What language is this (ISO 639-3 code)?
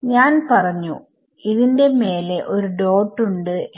mal